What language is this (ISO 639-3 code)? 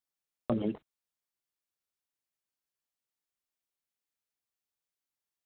doi